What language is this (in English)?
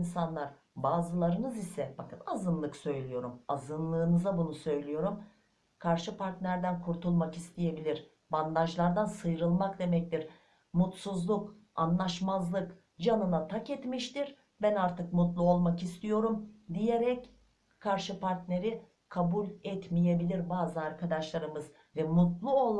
Turkish